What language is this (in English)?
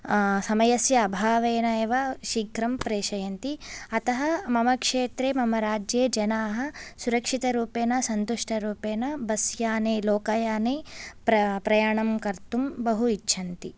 Sanskrit